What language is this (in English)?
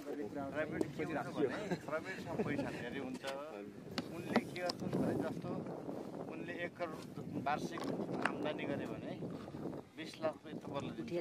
Hindi